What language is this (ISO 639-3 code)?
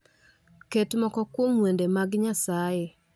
luo